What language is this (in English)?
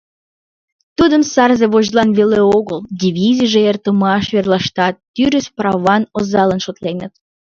Mari